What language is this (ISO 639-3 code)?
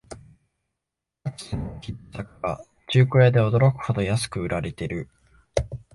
jpn